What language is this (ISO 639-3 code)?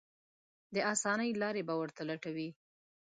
pus